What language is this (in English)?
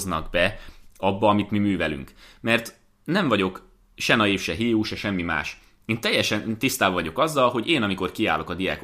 Hungarian